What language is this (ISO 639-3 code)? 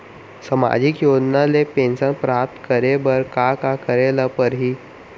hne